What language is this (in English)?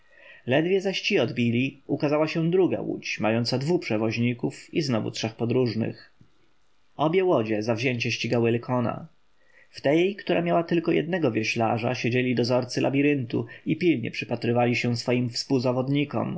Polish